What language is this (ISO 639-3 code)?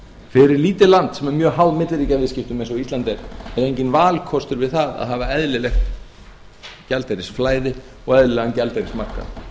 isl